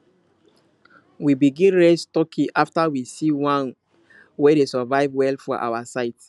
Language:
Nigerian Pidgin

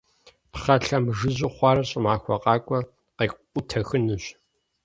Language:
Kabardian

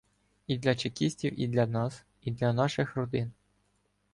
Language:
Ukrainian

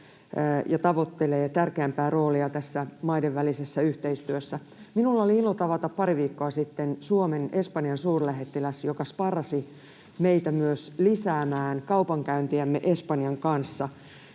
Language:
Finnish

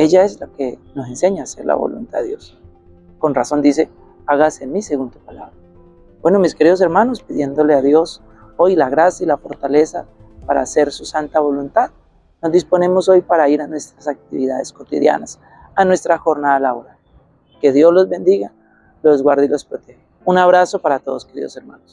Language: Spanish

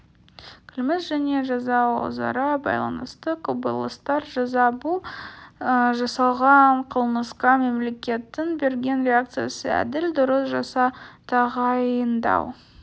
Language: Kazakh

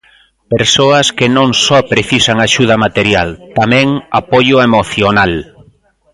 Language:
Galician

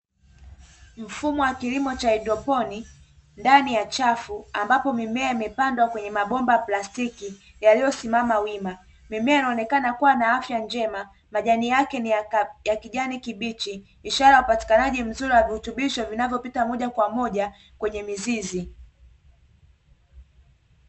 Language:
Swahili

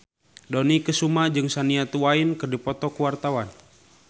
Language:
Sundanese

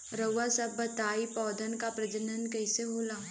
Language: Bhojpuri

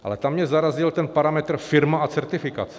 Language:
Czech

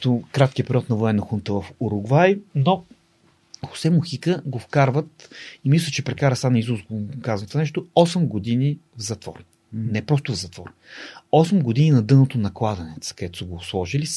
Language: Bulgarian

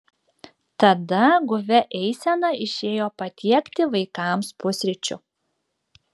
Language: Lithuanian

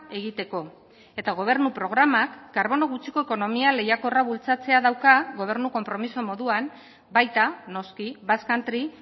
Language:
Basque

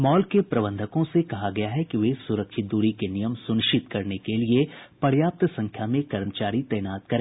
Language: Hindi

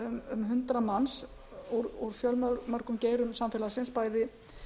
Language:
Icelandic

